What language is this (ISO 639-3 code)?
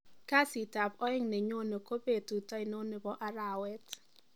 kln